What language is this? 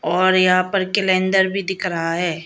Hindi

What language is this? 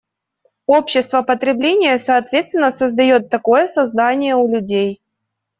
Russian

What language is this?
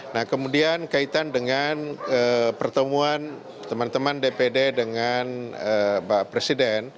Indonesian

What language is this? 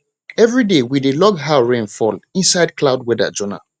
Nigerian Pidgin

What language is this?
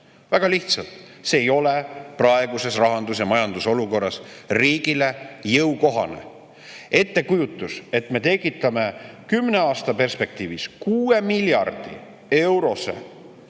Estonian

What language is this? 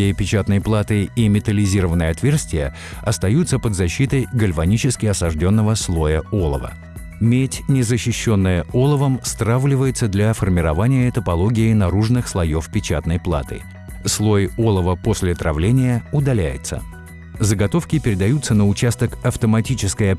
Russian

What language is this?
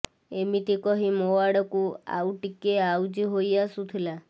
Odia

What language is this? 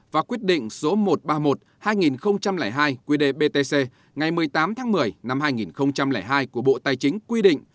Vietnamese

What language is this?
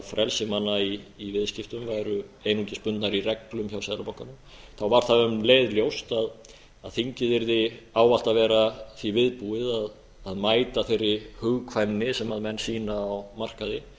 Icelandic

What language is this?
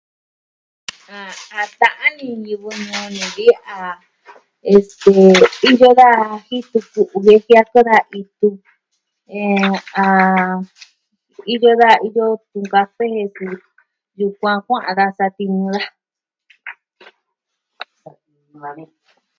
Southwestern Tlaxiaco Mixtec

